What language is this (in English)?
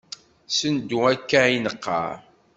Kabyle